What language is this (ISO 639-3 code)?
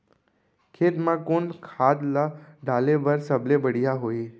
hne